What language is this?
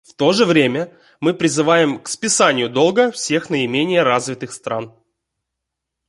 Russian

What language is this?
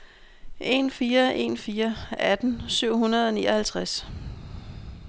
Danish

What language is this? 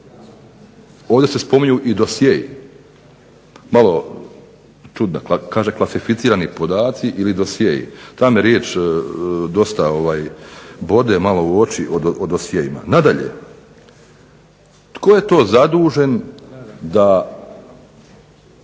Croatian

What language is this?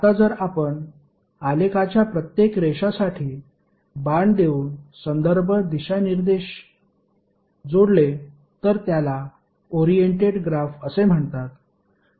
Marathi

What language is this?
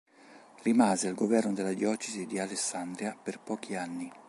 Italian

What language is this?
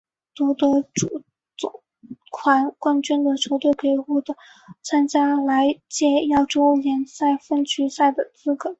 Chinese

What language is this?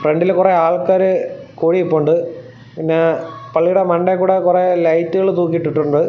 Malayalam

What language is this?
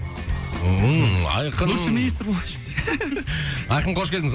Kazakh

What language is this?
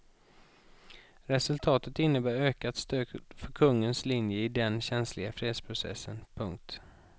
Swedish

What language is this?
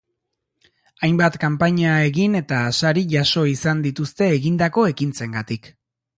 Basque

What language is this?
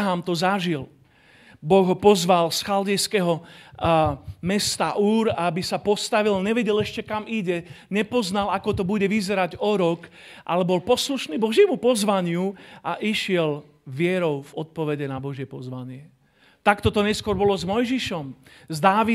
Slovak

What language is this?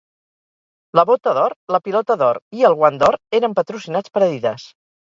Catalan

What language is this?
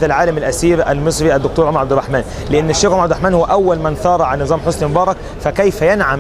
Arabic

